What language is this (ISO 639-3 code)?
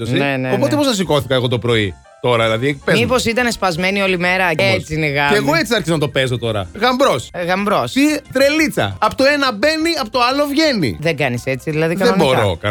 ell